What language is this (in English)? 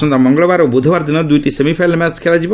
Odia